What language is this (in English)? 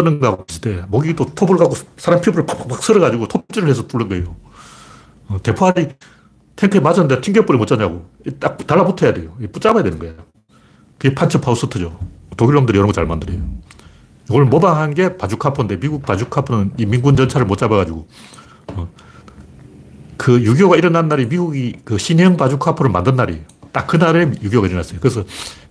Korean